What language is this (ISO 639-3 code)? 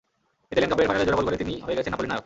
ben